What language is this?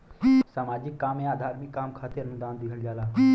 Bhojpuri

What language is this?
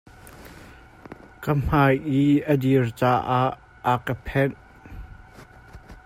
Hakha Chin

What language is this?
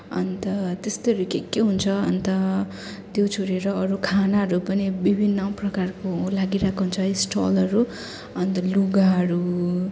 Nepali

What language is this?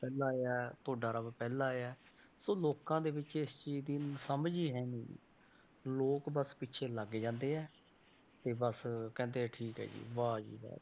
Punjabi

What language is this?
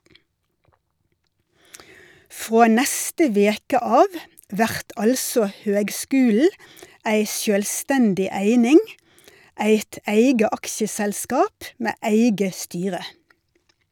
Norwegian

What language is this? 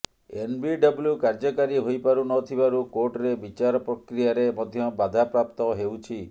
Odia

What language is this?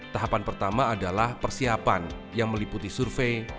Indonesian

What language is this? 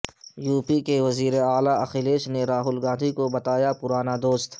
Urdu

